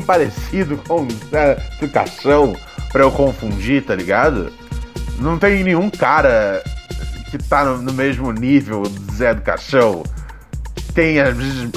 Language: Portuguese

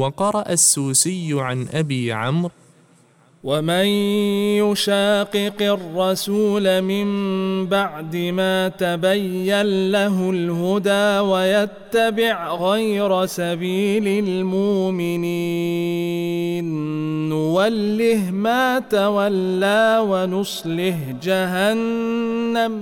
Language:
Arabic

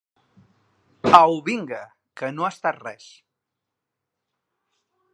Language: Catalan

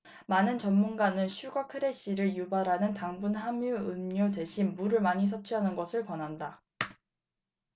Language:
Korean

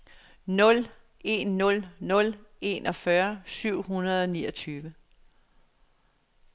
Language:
Danish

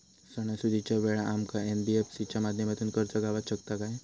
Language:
Marathi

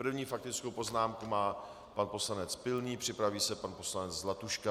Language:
Czech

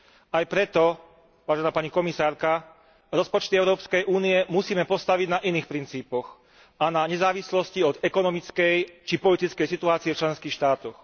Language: Slovak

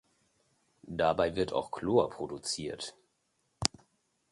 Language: German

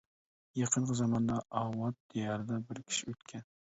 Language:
Uyghur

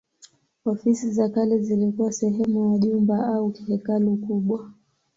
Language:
Swahili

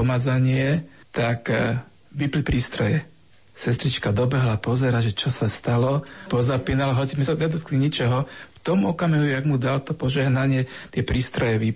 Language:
Slovak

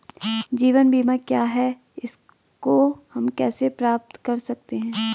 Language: Hindi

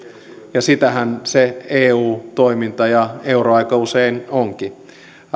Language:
Finnish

